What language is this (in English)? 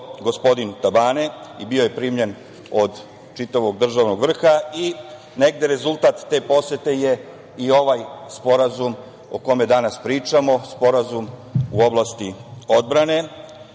Serbian